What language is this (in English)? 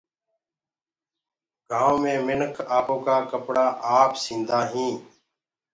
Gurgula